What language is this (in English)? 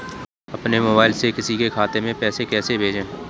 Hindi